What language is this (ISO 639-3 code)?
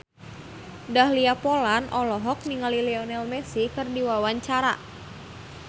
sun